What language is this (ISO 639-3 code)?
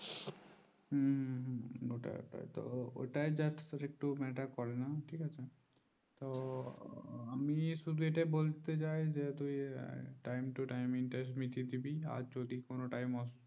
ben